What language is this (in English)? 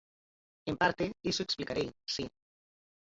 Galician